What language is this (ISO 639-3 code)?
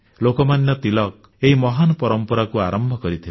ori